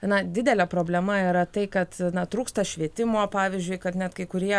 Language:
Lithuanian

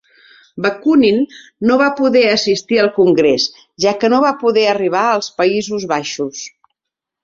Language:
Catalan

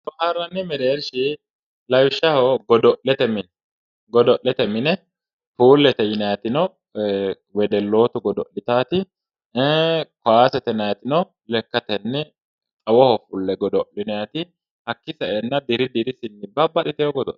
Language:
Sidamo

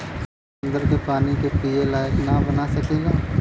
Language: Bhojpuri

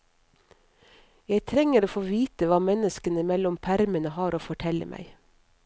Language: Norwegian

